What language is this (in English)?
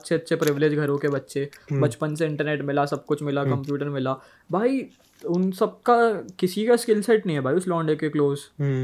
Hindi